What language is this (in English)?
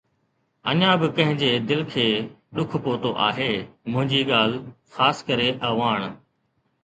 Sindhi